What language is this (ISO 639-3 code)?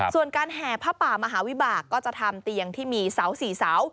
tha